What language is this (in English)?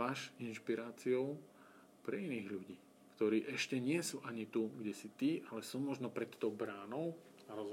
Slovak